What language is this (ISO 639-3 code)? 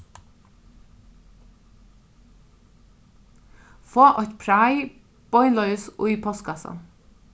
fao